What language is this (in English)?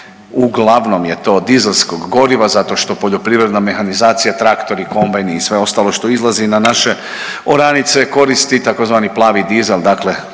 Croatian